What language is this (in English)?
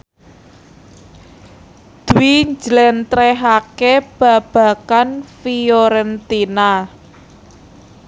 Javanese